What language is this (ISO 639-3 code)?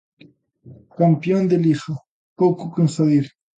glg